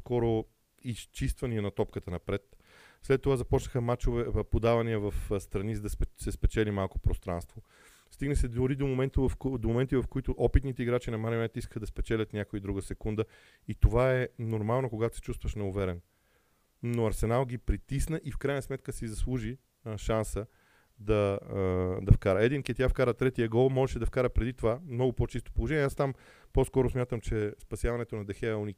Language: Bulgarian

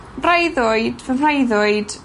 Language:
Welsh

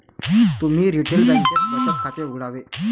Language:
Marathi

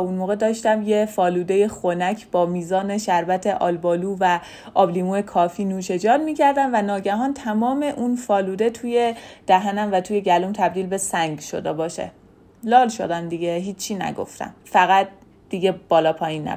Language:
Persian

